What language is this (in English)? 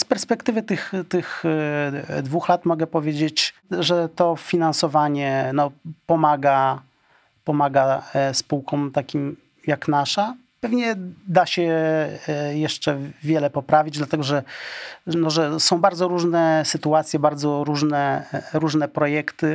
Polish